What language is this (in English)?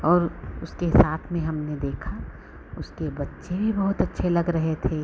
Hindi